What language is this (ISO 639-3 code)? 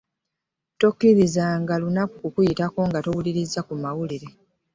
lug